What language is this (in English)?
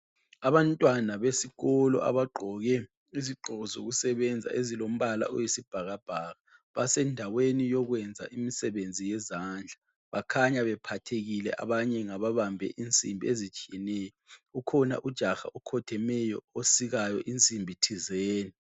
North Ndebele